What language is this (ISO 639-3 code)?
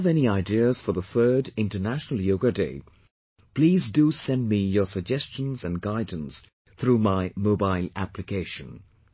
eng